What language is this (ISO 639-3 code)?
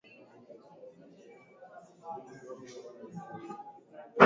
swa